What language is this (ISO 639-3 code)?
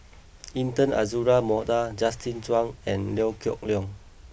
eng